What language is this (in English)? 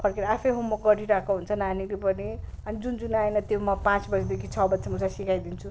Nepali